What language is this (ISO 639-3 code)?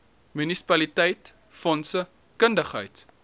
afr